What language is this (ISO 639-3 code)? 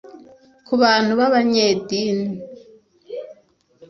kin